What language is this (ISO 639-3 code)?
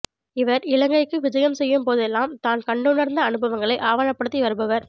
tam